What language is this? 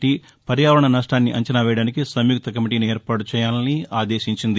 Telugu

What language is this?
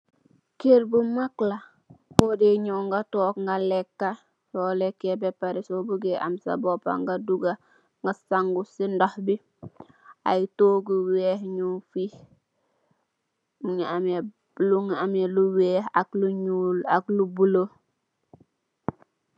Wolof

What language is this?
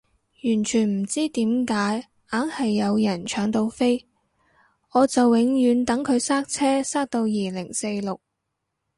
Cantonese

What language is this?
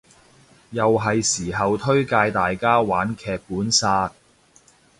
Cantonese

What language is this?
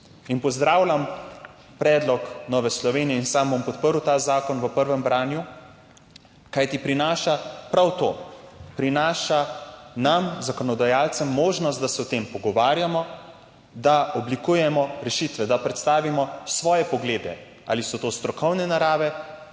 Slovenian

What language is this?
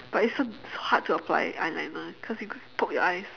English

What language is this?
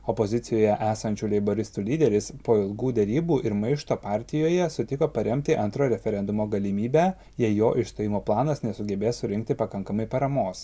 Lithuanian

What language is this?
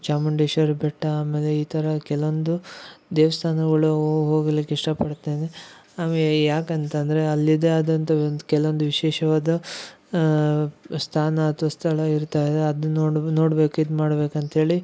Kannada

